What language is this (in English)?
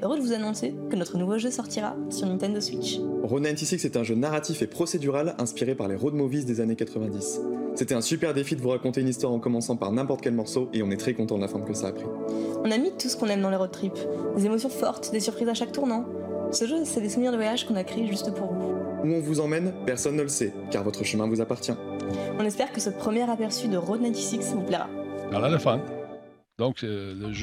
French